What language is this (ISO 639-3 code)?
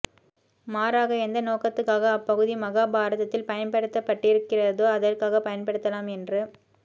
tam